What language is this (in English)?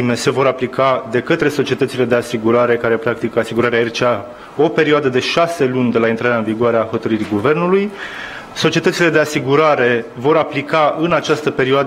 Romanian